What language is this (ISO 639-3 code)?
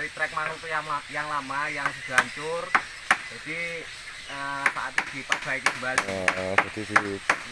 ind